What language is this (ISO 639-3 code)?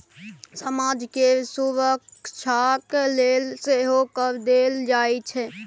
mai